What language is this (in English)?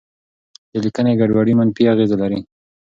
Pashto